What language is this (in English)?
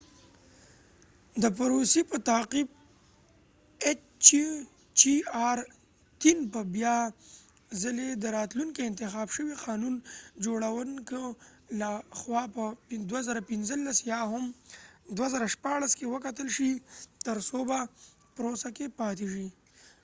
Pashto